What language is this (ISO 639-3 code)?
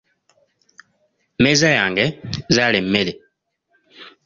lug